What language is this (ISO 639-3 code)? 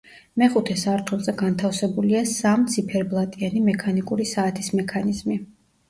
kat